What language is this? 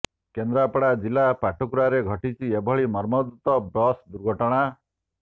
Odia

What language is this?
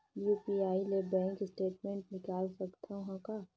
Chhattisgarhi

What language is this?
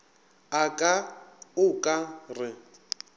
Northern Sotho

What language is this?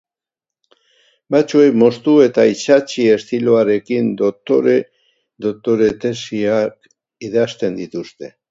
Basque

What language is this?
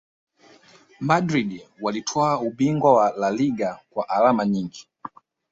Swahili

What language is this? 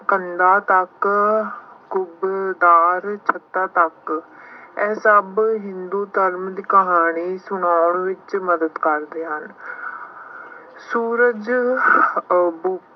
Punjabi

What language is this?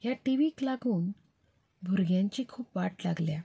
Konkani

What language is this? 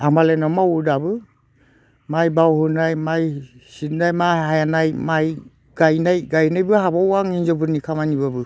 Bodo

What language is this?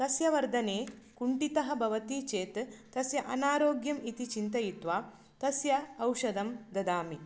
Sanskrit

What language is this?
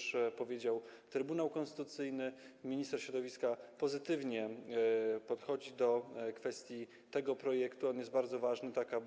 Polish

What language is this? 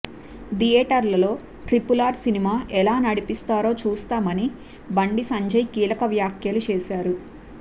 Telugu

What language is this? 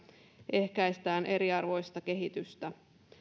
Finnish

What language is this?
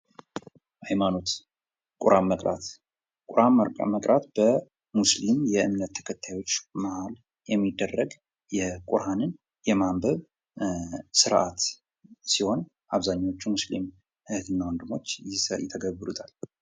Amharic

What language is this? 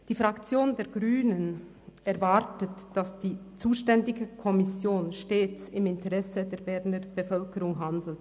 Swiss German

